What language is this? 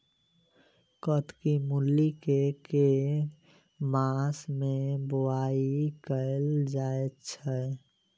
Maithili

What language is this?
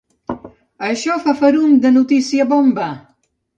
Catalan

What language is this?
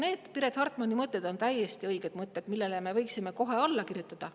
Estonian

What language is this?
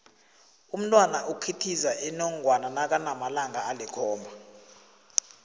South Ndebele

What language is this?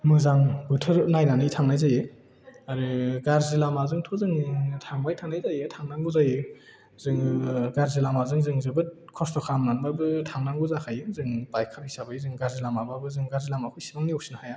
Bodo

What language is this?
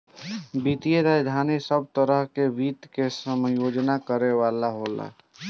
Bhojpuri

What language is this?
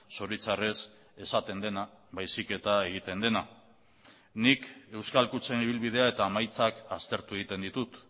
Basque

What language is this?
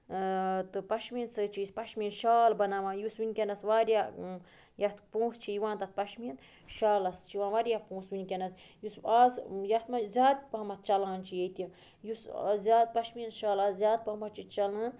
Kashmiri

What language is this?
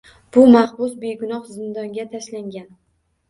Uzbek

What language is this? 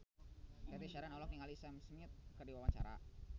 Sundanese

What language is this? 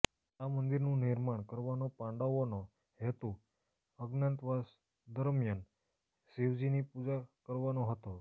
Gujarati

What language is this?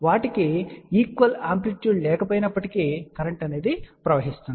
Telugu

